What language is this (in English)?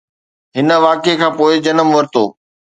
Sindhi